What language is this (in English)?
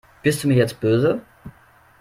German